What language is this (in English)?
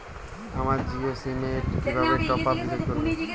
Bangla